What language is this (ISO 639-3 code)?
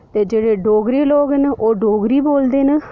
doi